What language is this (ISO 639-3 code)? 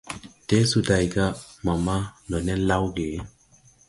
tui